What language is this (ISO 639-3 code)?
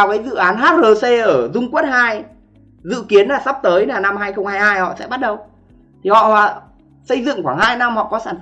vie